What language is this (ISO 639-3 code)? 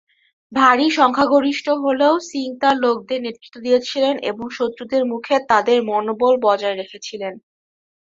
ben